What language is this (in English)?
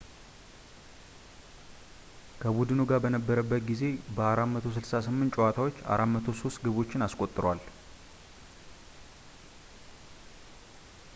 Amharic